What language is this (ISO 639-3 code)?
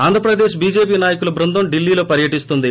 tel